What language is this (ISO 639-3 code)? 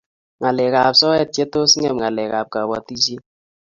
kln